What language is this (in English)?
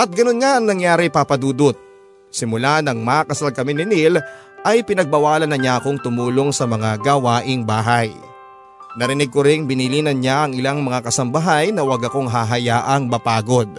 Filipino